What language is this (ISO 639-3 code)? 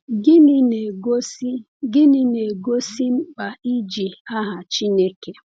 ibo